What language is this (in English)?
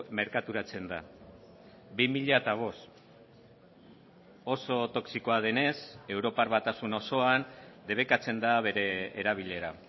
Basque